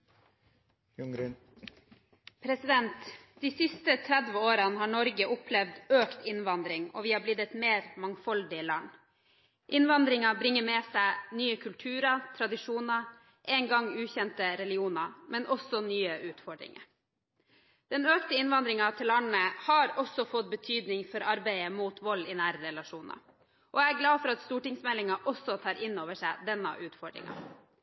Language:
Norwegian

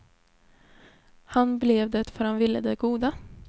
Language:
Swedish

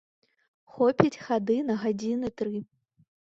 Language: Belarusian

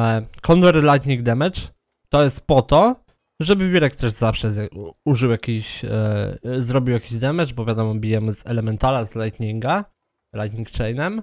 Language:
Polish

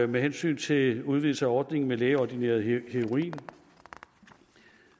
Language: Danish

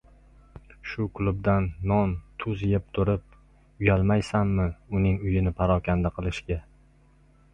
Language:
Uzbek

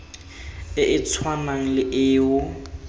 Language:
Tswana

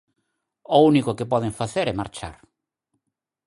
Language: Galician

